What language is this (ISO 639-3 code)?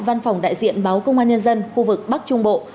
vie